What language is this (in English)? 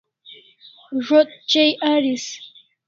Kalasha